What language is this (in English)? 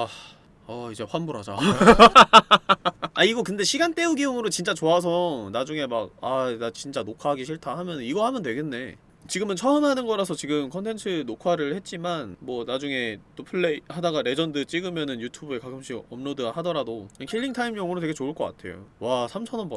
Korean